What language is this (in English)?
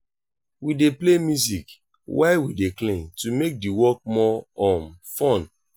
Nigerian Pidgin